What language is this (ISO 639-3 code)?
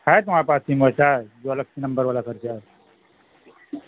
urd